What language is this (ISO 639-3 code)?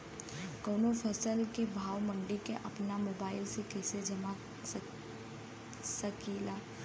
bho